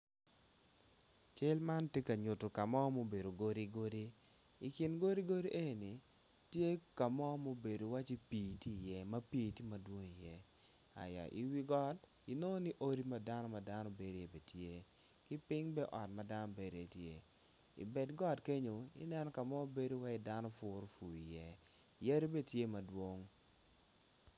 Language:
Acoli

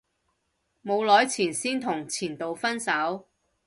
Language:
Cantonese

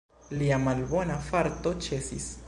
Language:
Esperanto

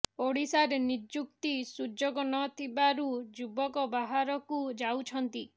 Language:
Odia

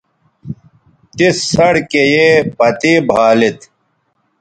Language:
Bateri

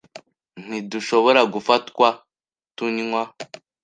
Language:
Kinyarwanda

